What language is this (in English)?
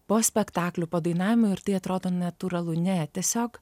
Lithuanian